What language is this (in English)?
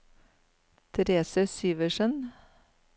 Norwegian